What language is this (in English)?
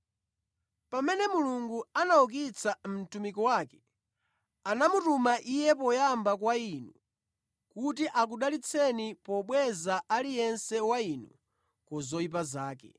Nyanja